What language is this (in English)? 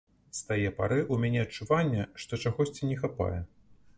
Belarusian